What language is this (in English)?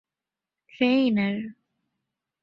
Divehi